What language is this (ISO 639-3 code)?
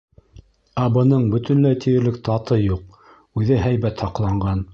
bak